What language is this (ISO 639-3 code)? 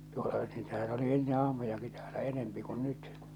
fin